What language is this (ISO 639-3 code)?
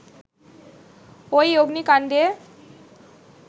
ben